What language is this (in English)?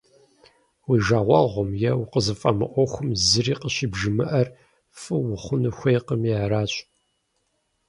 Kabardian